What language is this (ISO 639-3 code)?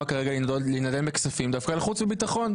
heb